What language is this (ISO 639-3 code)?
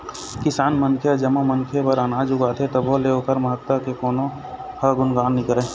hne